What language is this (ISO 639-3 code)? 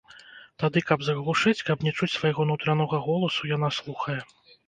bel